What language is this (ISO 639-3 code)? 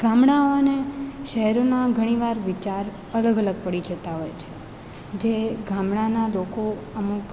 guj